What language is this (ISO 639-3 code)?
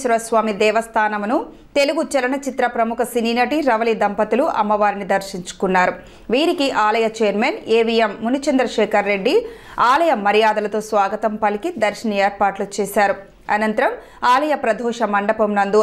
eng